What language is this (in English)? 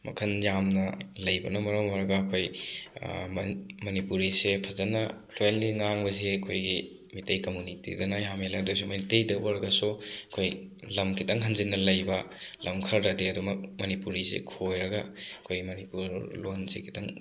Manipuri